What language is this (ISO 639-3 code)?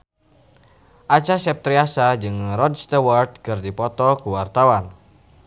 sun